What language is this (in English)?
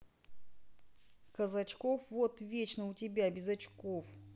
Russian